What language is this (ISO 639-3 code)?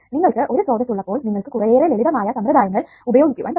mal